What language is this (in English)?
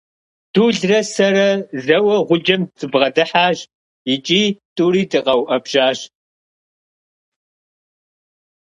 Kabardian